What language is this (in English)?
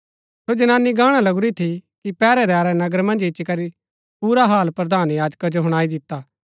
Gaddi